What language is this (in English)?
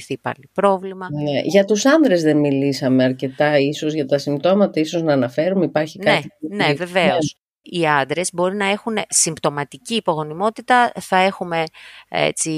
Greek